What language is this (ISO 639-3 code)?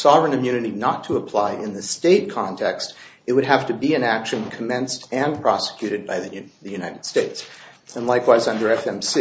eng